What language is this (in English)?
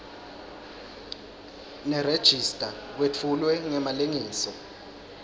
Swati